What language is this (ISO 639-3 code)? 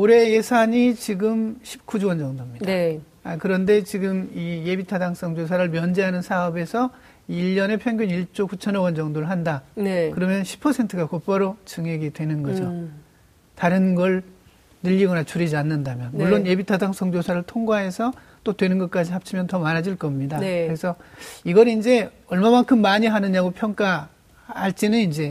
kor